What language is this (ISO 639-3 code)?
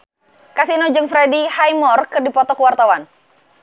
sun